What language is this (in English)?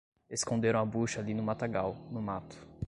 Portuguese